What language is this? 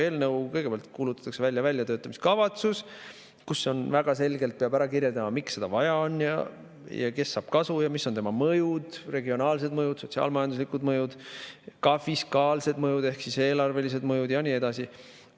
Estonian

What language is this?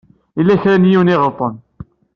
Kabyle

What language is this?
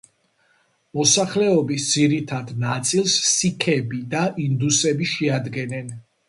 Georgian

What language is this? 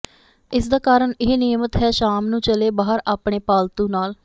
Punjabi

